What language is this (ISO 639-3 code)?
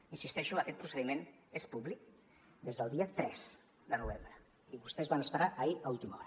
cat